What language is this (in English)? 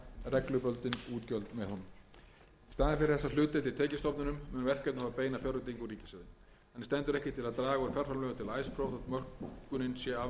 Icelandic